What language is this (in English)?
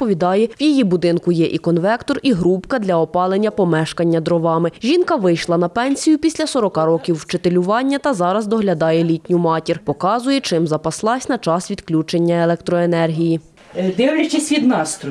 Ukrainian